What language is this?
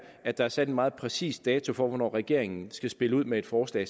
Danish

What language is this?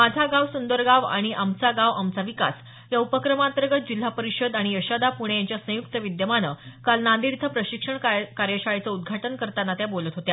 Marathi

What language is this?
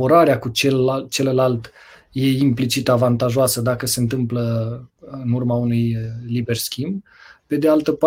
Romanian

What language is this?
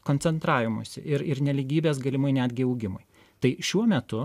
Lithuanian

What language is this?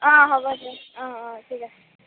Assamese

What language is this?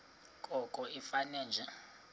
Xhosa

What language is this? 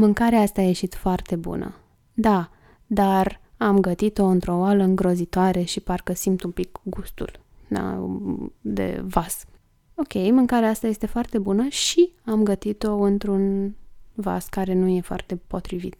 Romanian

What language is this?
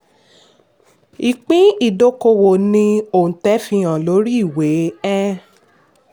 Yoruba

